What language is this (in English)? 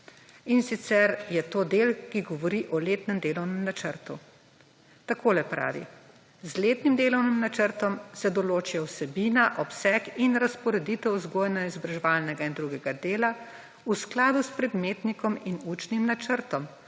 Slovenian